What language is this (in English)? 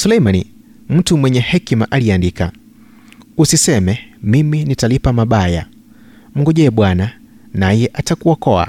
Swahili